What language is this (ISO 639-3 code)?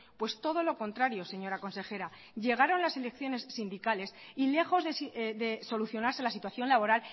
spa